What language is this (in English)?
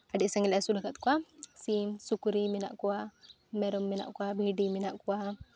Santali